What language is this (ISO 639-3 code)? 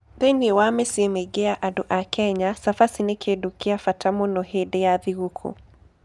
kik